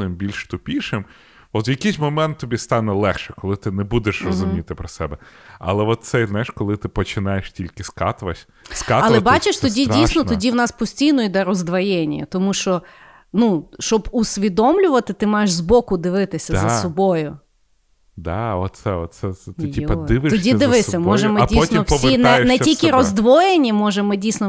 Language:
Ukrainian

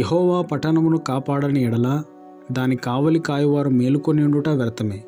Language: Telugu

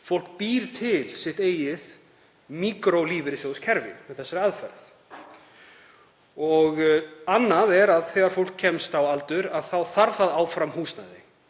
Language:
Icelandic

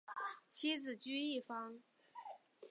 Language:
Chinese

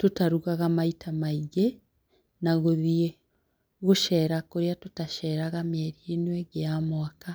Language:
Kikuyu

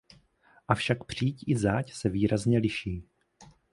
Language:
Czech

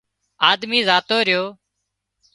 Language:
Wadiyara Koli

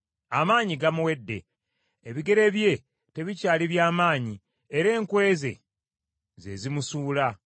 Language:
Ganda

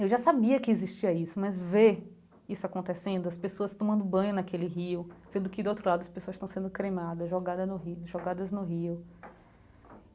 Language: Portuguese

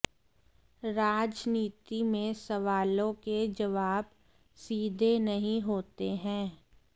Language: Hindi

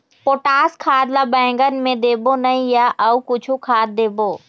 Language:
Chhattisgarhi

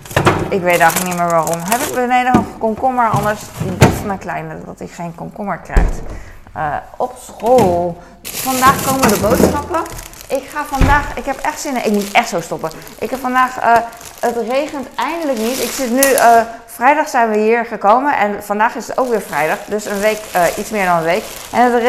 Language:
Dutch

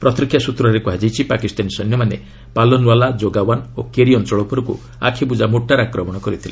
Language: Odia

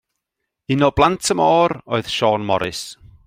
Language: Welsh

